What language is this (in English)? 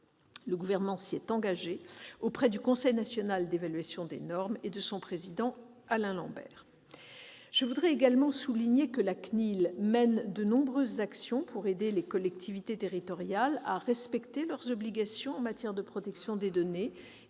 French